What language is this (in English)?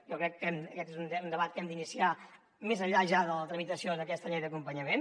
Catalan